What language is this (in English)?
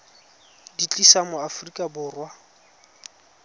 Tswana